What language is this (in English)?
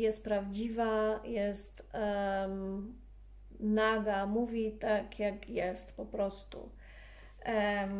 Polish